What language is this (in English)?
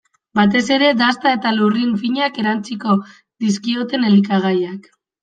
Basque